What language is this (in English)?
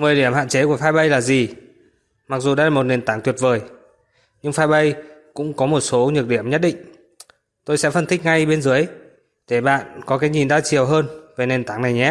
Vietnamese